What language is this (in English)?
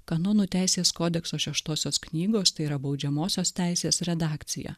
Lithuanian